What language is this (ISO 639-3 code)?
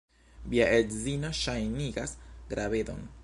epo